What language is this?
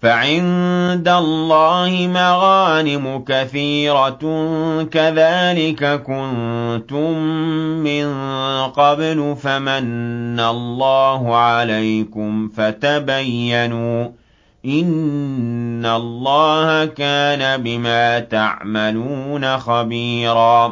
Arabic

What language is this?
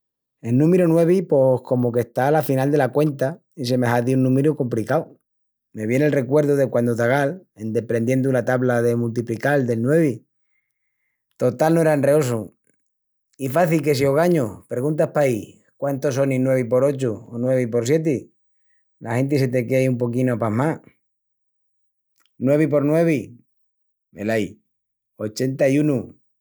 Extremaduran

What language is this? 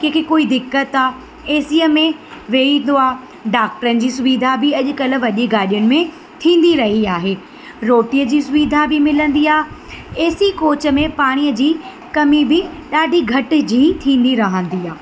Sindhi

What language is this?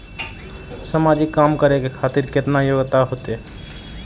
Maithili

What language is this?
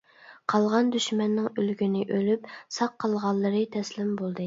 Uyghur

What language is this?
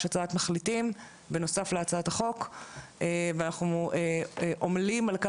Hebrew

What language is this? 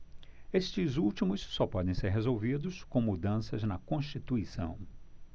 Portuguese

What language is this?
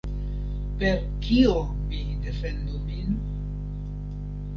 Esperanto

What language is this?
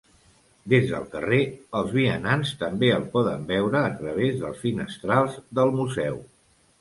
Catalan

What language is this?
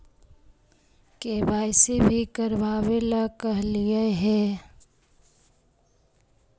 Magahi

